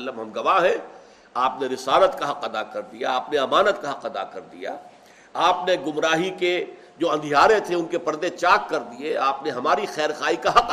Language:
Urdu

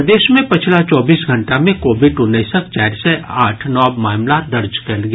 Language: Maithili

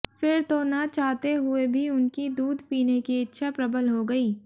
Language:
Hindi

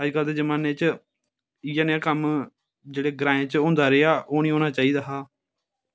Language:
Dogri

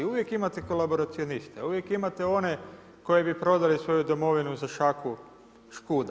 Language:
Croatian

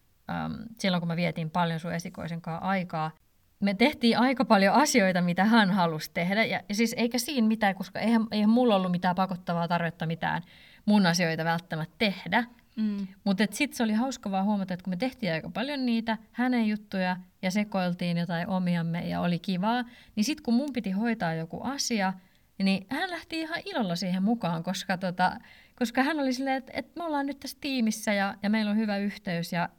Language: Finnish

